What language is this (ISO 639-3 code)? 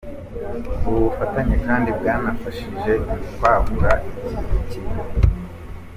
kin